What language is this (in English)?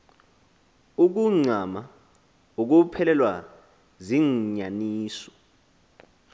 Xhosa